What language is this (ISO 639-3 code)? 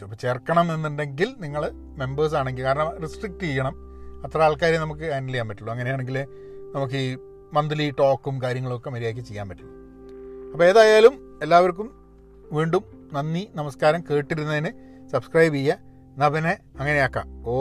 mal